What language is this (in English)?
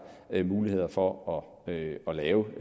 Danish